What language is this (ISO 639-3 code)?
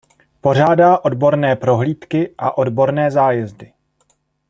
ces